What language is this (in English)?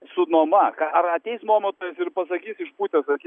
Lithuanian